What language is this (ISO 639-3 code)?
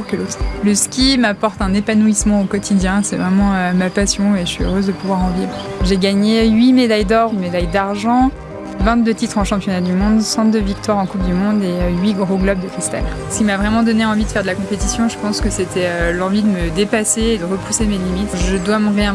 fra